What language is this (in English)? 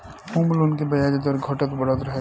Bhojpuri